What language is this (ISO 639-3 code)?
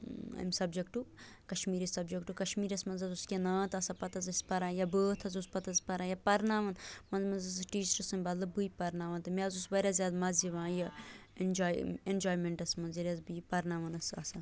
kas